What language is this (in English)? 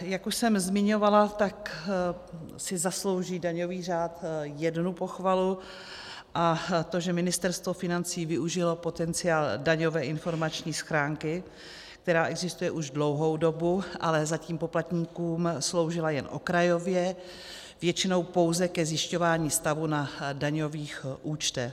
Czech